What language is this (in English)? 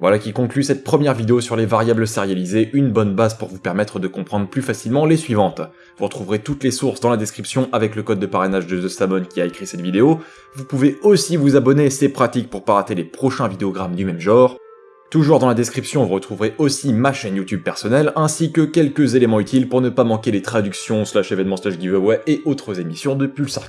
French